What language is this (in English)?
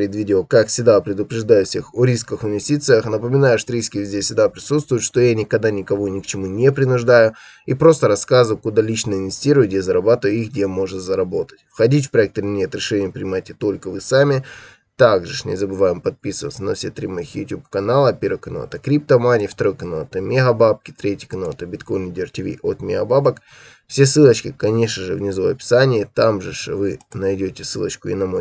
Russian